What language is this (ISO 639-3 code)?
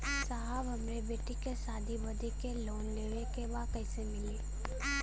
bho